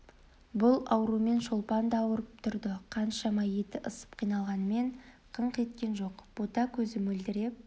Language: Kazakh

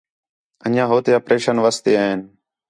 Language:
Khetrani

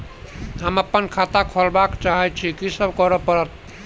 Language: Maithili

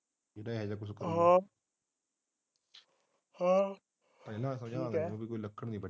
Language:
Punjabi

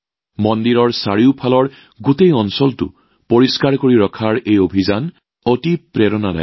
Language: Assamese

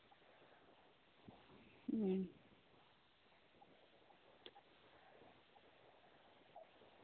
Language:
Santali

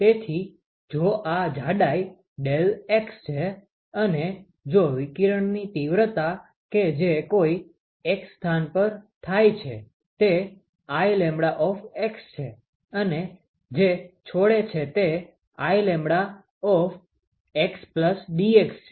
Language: Gujarati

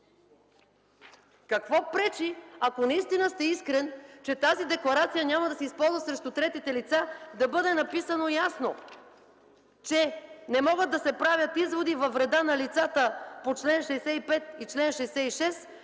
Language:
Bulgarian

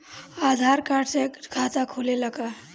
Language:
Bhojpuri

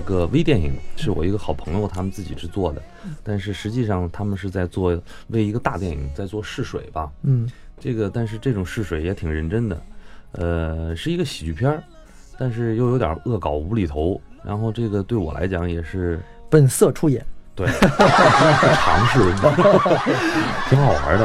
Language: Chinese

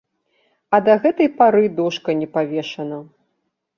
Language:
Belarusian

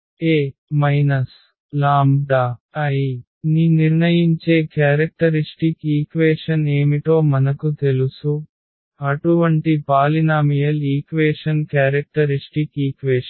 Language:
Telugu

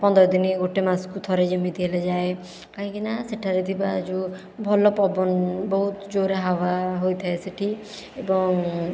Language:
Odia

